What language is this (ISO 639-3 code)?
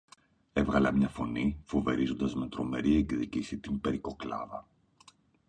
ell